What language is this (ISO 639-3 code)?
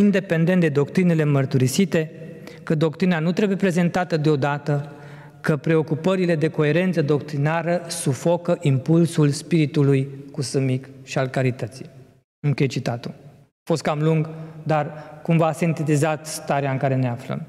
ron